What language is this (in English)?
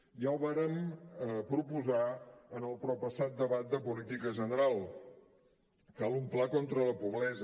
Catalan